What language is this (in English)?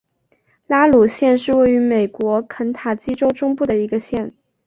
Chinese